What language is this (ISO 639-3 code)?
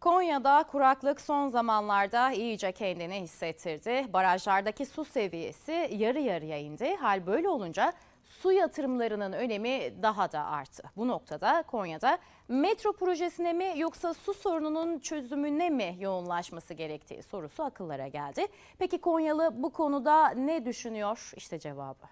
tur